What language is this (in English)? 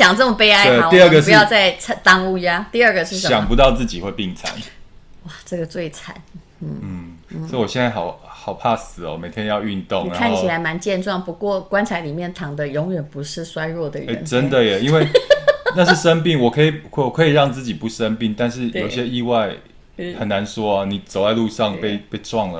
Chinese